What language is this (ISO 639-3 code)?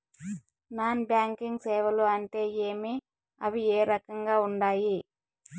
tel